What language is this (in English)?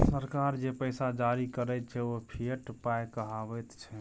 Maithili